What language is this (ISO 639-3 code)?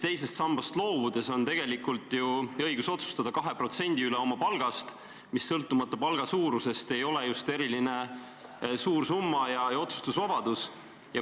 est